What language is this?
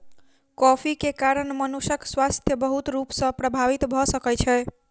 Maithili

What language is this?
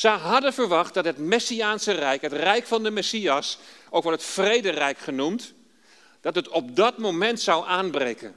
Dutch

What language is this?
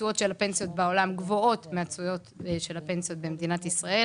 Hebrew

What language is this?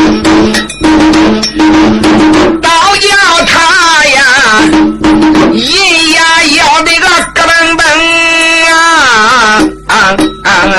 Chinese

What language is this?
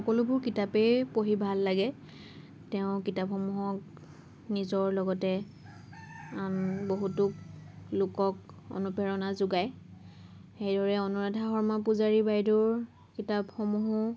Assamese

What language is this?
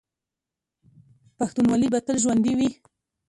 Pashto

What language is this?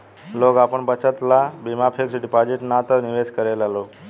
Bhojpuri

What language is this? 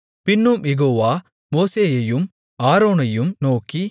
Tamil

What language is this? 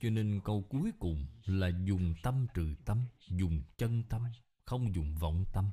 Vietnamese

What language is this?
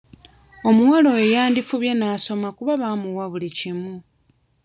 Ganda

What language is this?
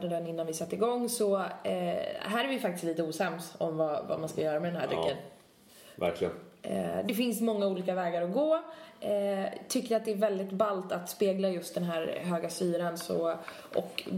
Swedish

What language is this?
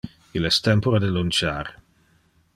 Interlingua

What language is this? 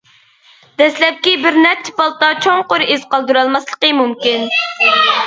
Uyghur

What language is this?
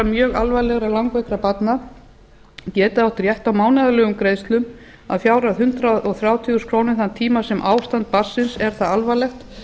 Icelandic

